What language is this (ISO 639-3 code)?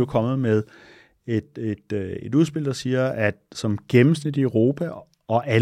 dan